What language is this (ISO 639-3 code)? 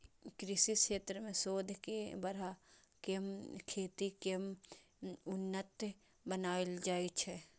mai